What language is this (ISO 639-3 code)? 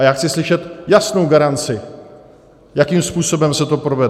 ces